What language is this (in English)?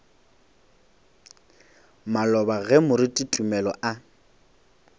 Northern Sotho